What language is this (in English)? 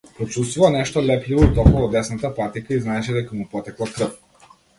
Macedonian